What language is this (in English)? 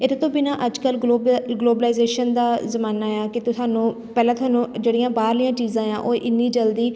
Punjabi